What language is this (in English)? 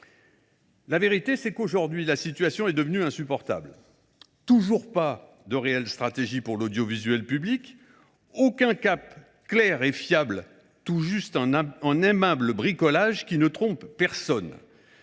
French